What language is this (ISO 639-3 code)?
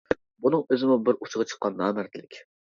uig